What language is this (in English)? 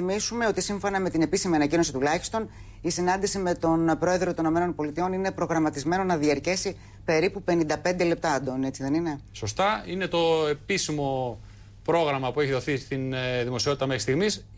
Greek